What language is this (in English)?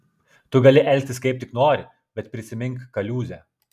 Lithuanian